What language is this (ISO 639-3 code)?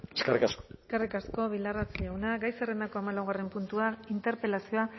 eus